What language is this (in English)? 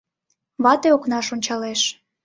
Mari